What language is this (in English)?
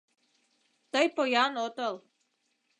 Mari